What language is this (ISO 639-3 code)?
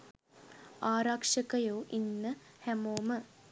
sin